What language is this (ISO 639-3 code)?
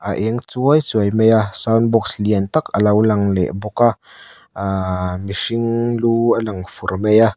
lus